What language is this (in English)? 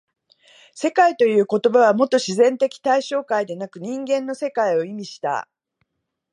Japanese